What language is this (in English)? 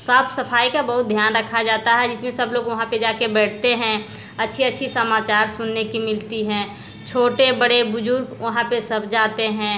Hindi